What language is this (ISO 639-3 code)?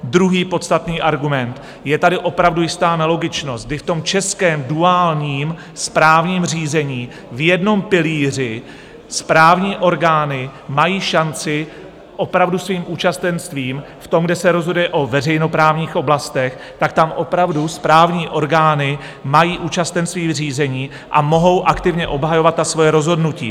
ces